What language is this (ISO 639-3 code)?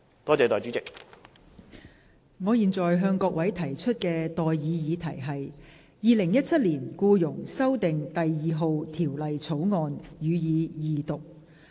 yue